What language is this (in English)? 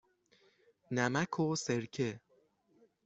Persian